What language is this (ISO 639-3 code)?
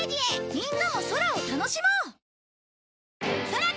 jpn